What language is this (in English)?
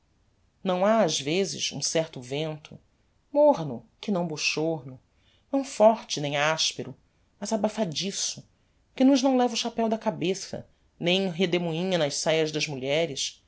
Portuguese